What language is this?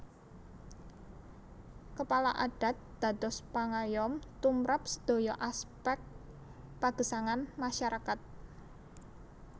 Javanese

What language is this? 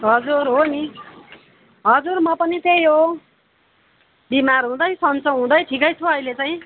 Nepali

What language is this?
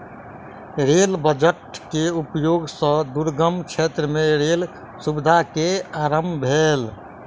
Maithili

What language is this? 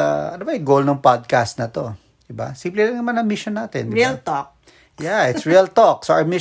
Filipino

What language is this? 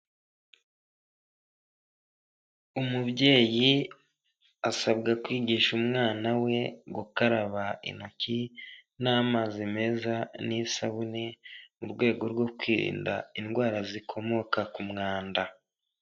Kinyarwanda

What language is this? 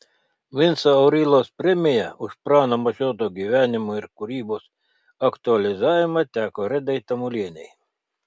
Lithuanian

